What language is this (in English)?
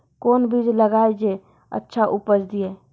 Maithili